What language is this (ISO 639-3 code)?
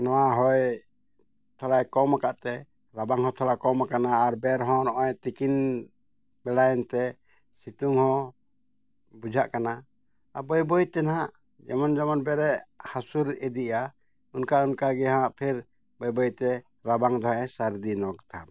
sat